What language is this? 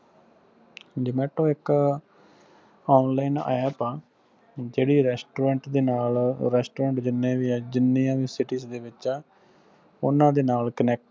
Punjabi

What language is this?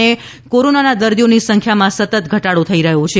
Gujarati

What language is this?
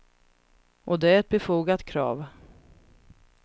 Swedish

